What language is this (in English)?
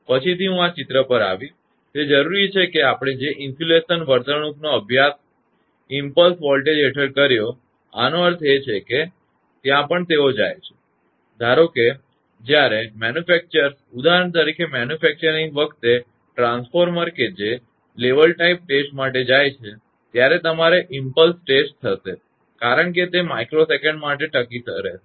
Gujarati